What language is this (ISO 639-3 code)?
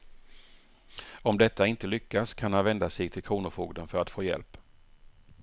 swe